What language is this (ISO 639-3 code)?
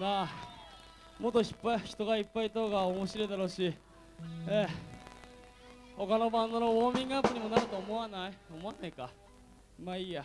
jpn